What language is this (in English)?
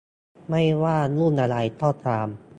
Thai